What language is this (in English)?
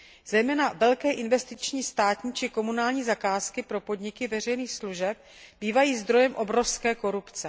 Czech